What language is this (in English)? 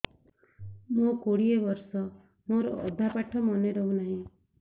Odia